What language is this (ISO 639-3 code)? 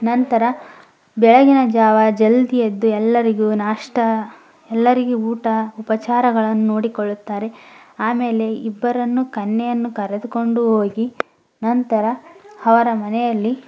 kan